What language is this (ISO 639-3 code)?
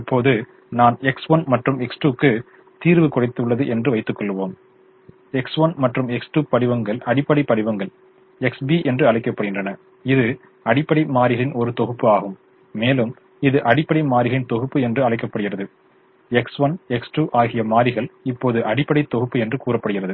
tam